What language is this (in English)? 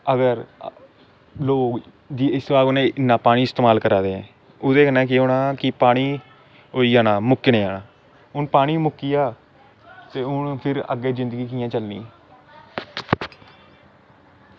Dogri